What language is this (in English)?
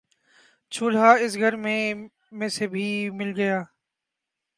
Urdu